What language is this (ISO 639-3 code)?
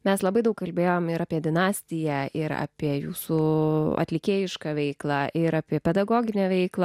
lit